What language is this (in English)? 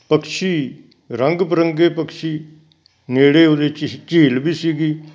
Punjabi